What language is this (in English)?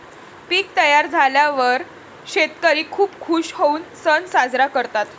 Marathi